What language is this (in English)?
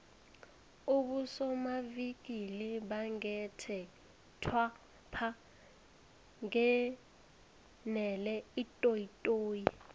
South Ndebele